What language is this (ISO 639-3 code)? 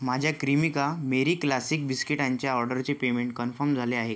mar